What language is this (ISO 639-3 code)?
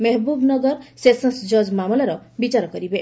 ori